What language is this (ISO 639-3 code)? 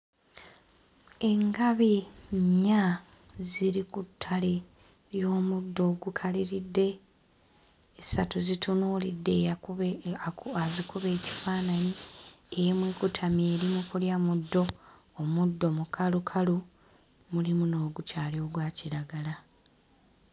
lug